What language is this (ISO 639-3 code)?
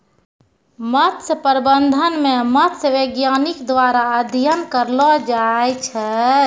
mai